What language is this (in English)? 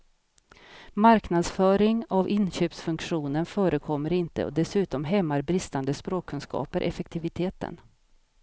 Swedish